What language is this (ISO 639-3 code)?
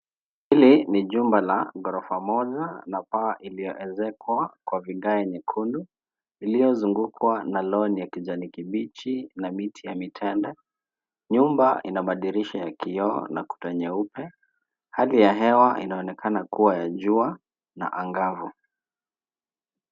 swa